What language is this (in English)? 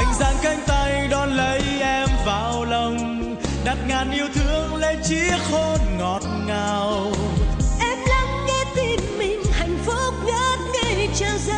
Vietnamese